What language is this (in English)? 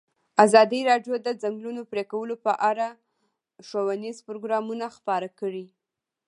Pashto